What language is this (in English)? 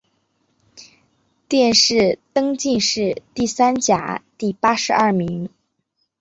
Chinese